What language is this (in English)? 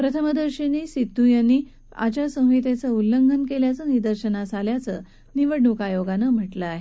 Marathi